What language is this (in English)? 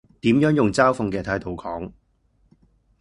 Cantonese